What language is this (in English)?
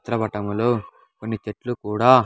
Telugu